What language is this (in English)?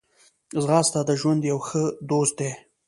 Pashto